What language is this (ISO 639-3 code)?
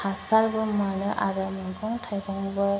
brx